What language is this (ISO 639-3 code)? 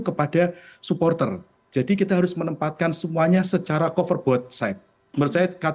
ind